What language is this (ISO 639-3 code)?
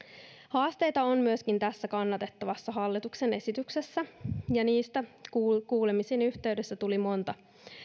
fin